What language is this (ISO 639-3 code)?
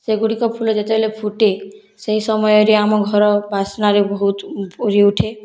ori